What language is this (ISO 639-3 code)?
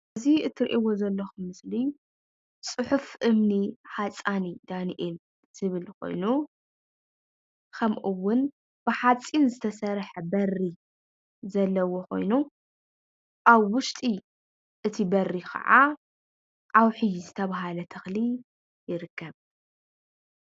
tir